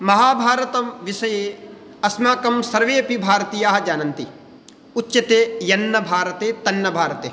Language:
Sanskrit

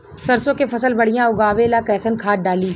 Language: Bhojpuri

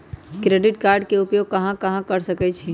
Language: Magahi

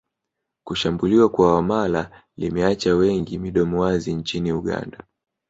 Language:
Swahili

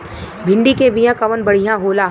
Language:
Bhojpuri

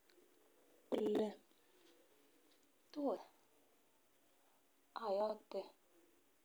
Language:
Kalenjin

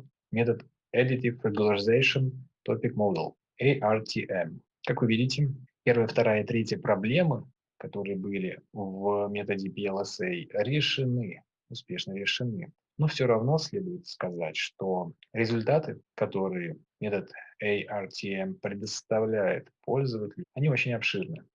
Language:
Russian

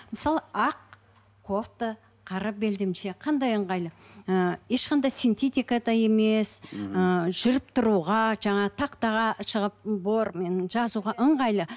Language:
Kazakh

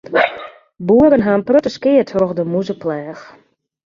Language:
Western Frisian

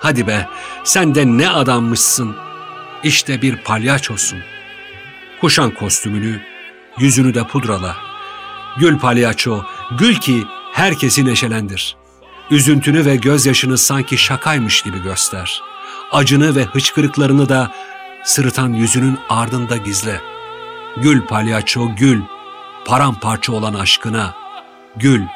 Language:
Turkish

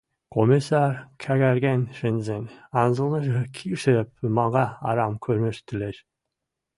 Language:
Western Mari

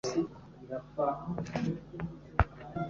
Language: Kinyarwanda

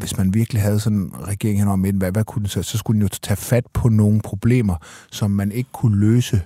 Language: Danish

